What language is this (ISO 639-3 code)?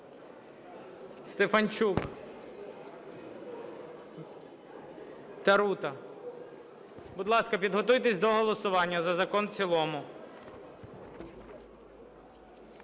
ukr